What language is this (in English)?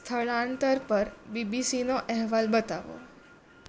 Gujarati